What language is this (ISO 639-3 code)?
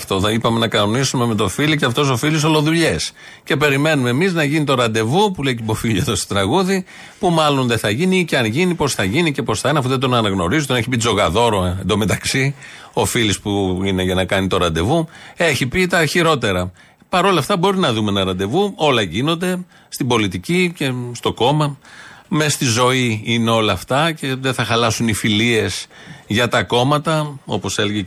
ell